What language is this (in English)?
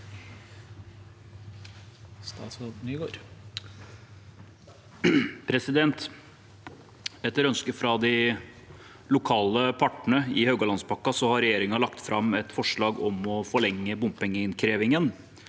Norwegian